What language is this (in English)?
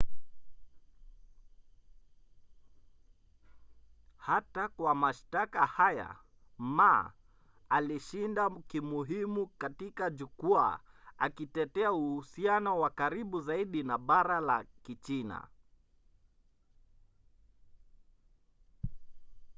Swahili